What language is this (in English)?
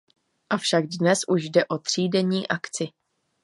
Czech